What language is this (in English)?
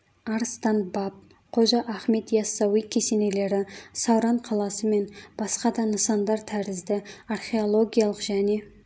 Kazakh